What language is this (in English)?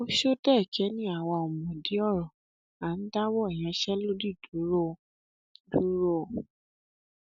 Yoruba